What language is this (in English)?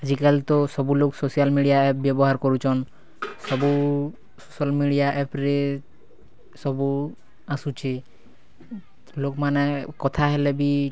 Odia